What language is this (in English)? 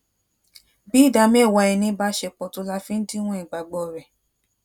Yoruba